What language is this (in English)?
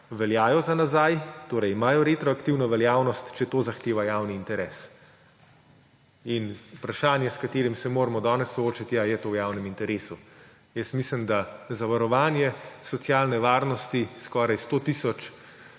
Slovenian